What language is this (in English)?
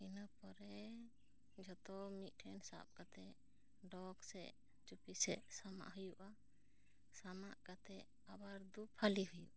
Santali